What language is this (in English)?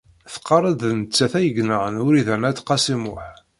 Kabyle